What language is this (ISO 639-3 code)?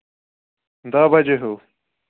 kas